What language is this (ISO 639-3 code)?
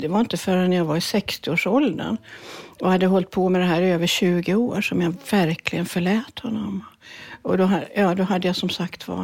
swe